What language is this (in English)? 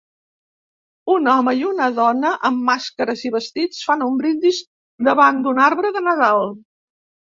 Catalan